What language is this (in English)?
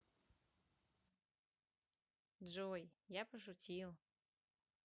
Russian